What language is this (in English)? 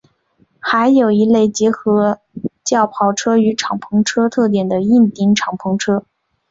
Chinese